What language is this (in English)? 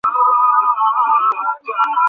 Bangla